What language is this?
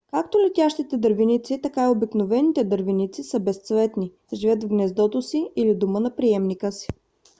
Bulgarian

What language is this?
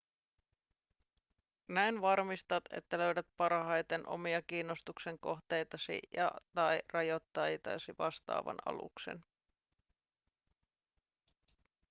Finnish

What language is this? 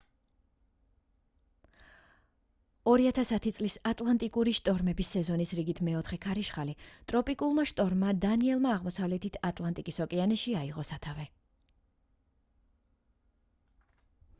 Georgian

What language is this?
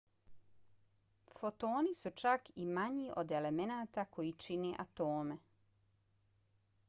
Bosnian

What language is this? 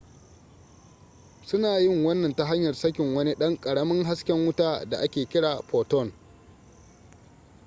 Hausa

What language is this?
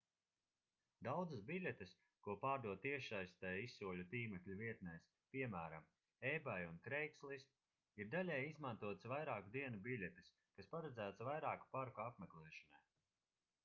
Latvian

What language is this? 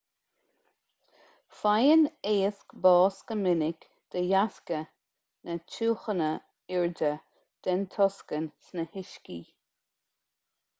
Irish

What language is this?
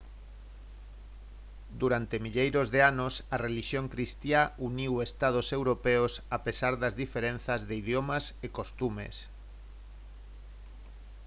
Galician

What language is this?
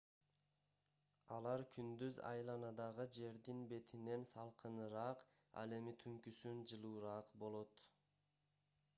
Kyrgyz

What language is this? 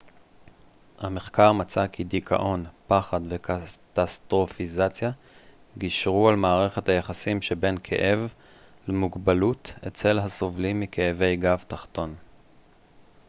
Hebrew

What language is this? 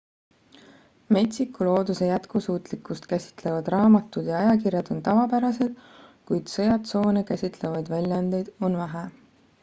Estonian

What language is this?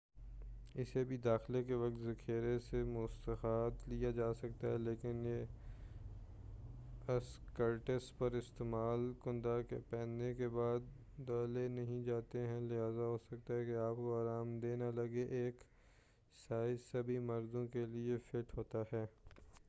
Urdu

